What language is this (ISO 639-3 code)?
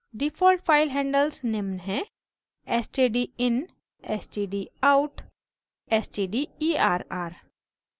hin